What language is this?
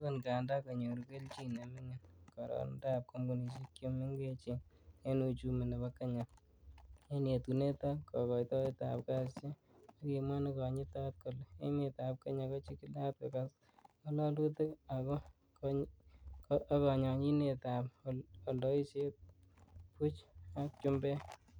Kalenjin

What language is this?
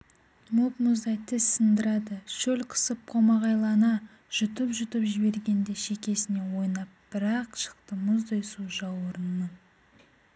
Kazakh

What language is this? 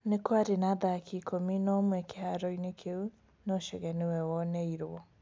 Kikuyu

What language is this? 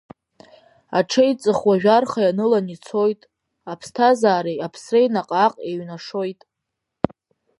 Abkhazian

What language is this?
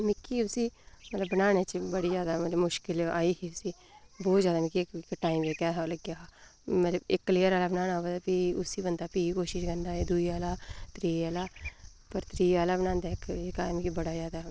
Dogri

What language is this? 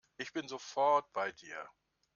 German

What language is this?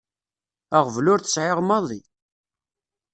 Kabyle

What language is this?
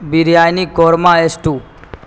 Urdu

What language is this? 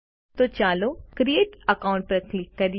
Gujarati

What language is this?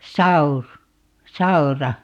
Finnish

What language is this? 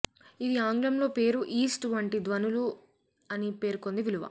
Telugu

